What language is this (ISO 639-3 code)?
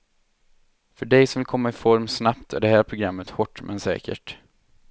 swe